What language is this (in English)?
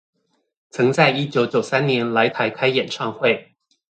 Chinese